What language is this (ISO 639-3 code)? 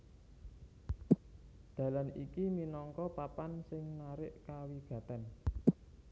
jav